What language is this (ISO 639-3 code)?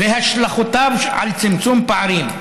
heb